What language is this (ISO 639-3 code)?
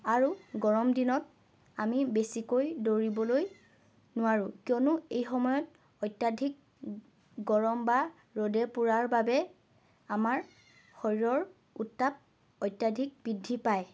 asm